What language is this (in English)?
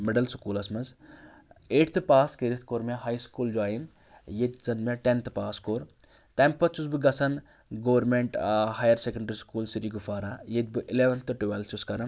Kashmiri